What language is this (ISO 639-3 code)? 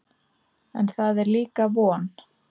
isl